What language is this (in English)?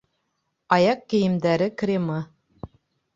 Bashkir